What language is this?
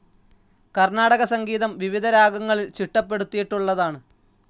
Malayalam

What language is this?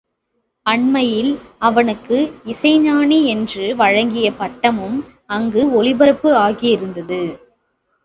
Tamil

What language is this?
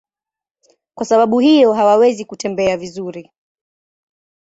Swahili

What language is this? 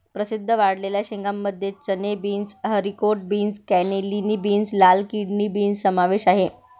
Marathi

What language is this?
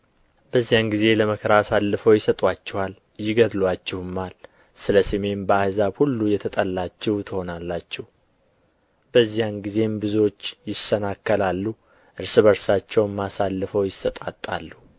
Amharic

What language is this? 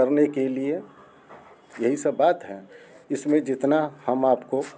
Hindi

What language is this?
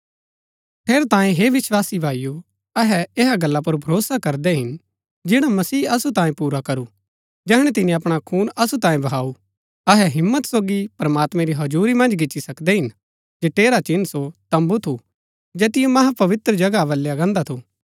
Gaddi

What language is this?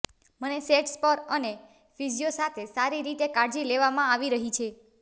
Gujarati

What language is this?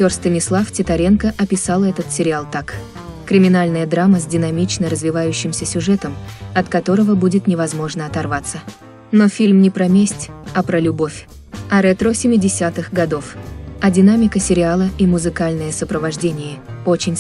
Russian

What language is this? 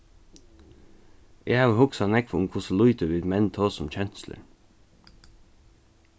Faroese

